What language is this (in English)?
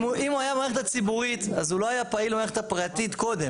Hebrew